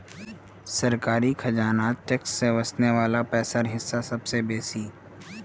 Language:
Magahi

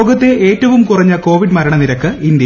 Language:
Malayalam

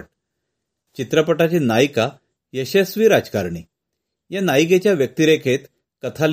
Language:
Marathi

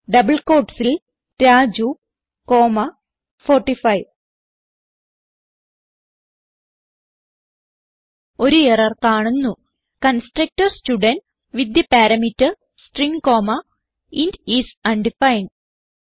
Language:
Malayalam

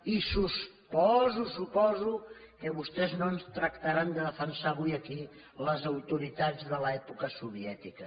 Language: Catalan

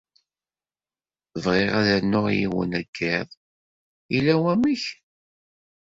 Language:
Kabyle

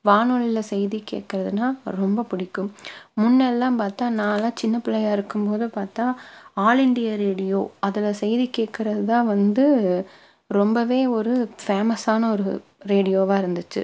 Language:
Tamil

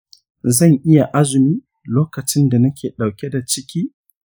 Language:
Hausa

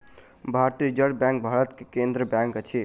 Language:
Maithili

